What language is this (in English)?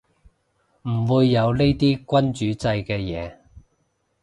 Cantonese